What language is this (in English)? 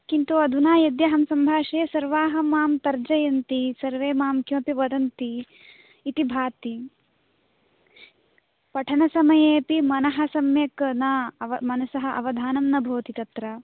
Sanskrit